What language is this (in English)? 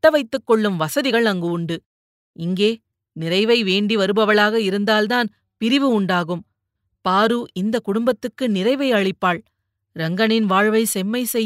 Tamil